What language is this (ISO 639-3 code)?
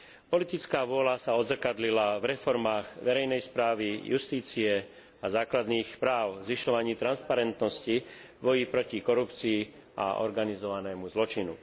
slk